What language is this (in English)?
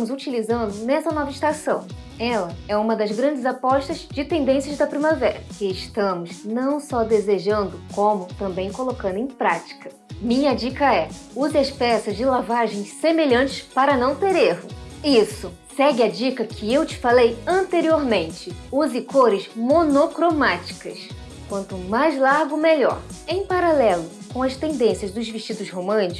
Portuguese